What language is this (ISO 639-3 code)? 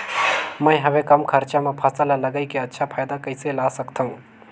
hne